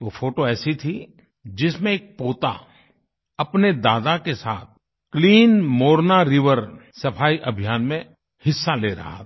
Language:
Hindi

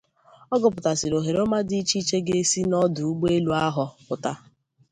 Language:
Igbo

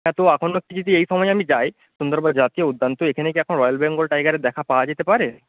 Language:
Bangla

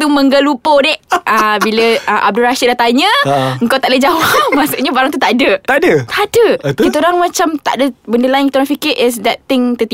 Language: Malay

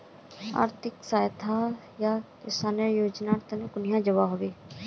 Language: Magahi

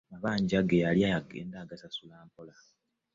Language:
Ganda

